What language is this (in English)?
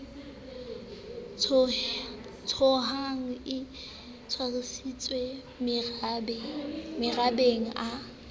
Southern Sotho